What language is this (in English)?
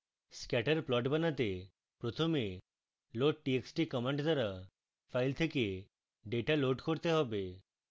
Bangla